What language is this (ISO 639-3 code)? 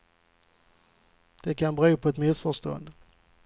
swe